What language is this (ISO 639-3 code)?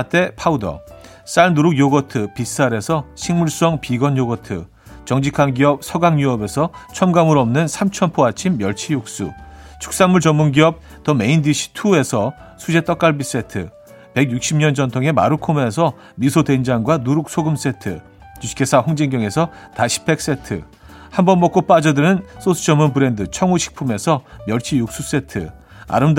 kor